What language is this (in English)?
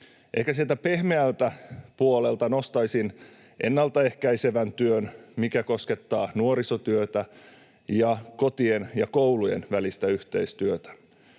Finnish